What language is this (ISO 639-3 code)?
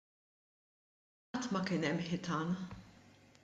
mlt